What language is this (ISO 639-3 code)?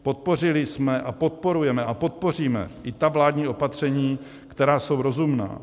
ces